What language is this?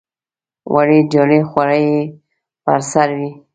Pashto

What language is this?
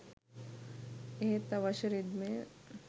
Sinhala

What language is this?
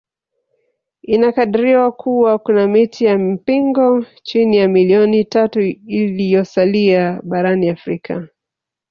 Swahili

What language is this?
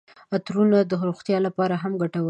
Pashto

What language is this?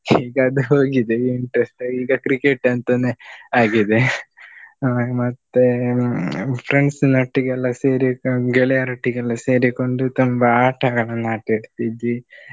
Kannada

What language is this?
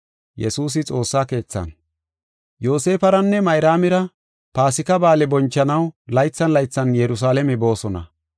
Gofa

